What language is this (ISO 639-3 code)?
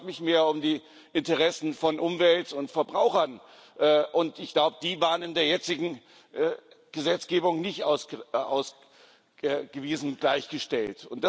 deu